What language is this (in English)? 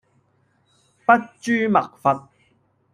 Cantonese